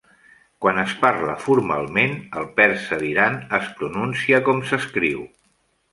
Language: Catalan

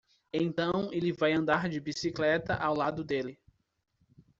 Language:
Portuguese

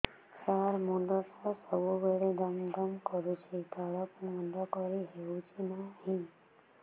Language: Odia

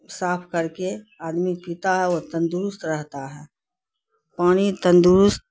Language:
Urdu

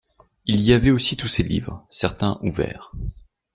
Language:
French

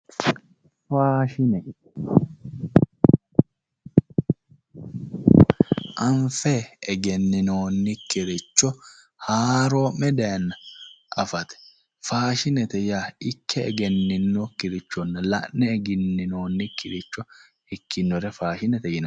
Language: Sidamo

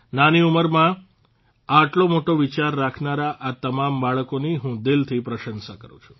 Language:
Gujarati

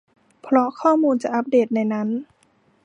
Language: Thai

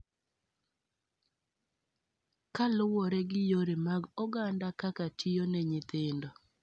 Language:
Luo (Kenya and Tanzania)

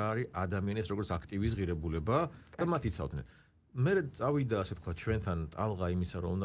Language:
Romanian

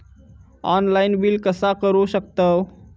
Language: Marathi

